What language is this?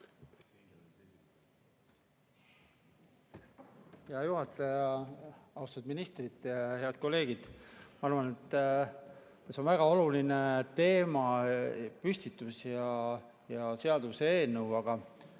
Estonian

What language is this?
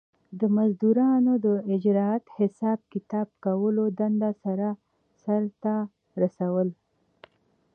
Pashto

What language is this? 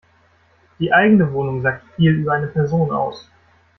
German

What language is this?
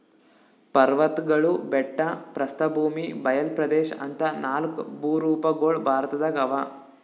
Kannada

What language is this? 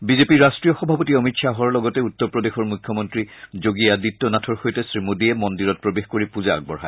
Assamese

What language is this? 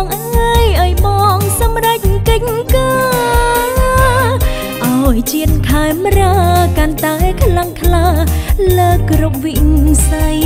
Thai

